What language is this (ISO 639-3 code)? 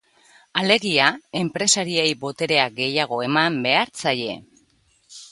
eus